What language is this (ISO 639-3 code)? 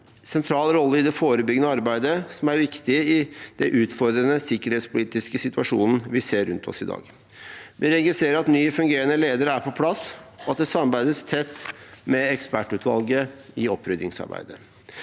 nor